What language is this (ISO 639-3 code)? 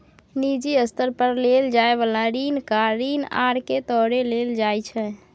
mai